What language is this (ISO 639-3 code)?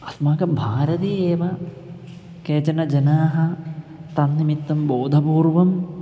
san